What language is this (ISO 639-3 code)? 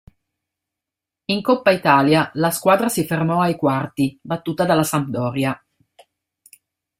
ita